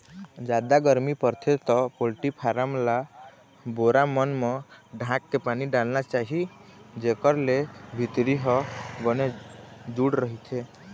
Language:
Chhattisgarhi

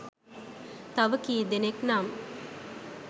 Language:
Sinhala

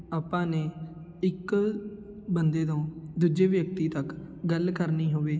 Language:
Punjabi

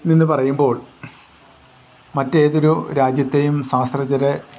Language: Malayalam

